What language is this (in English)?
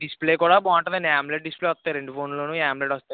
Telugu